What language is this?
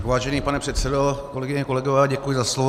Czech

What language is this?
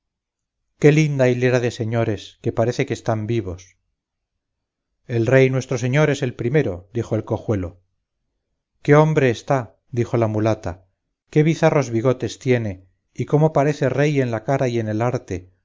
Spanish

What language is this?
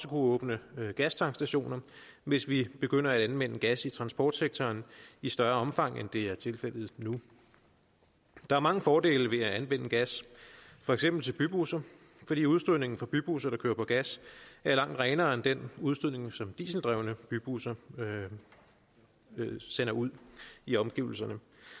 Danish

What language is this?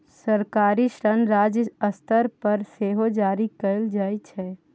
Maithili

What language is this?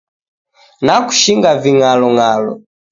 Taita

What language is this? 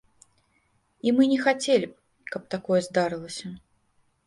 Belarusian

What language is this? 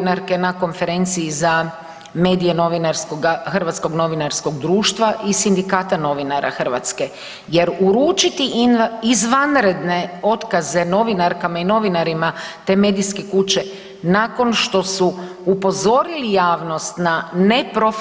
Croatian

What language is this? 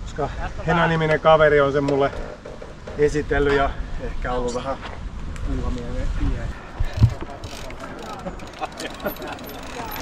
Finnish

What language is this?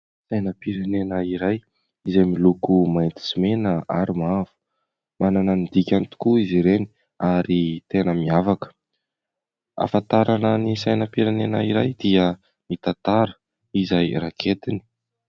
Malagasy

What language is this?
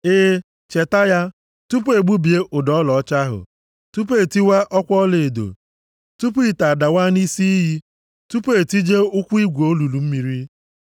Igbo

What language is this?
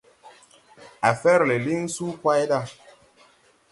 Tupuri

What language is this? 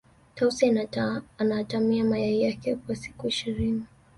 Swahili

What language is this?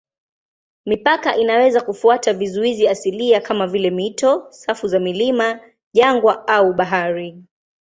Swahili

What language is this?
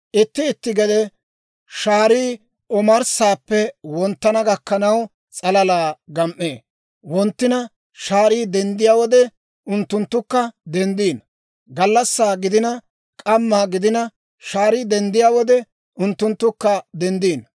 Dawro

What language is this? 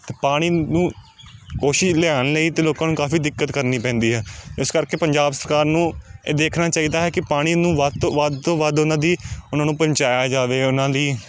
Punjabi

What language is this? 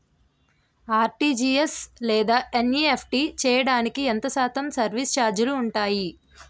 Telugu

